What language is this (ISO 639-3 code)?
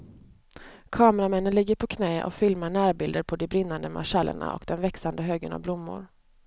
swe